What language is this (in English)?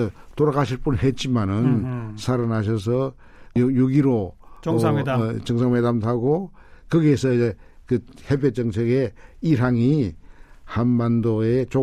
Korean